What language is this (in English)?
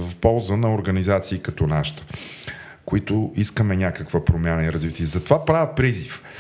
Bulgarian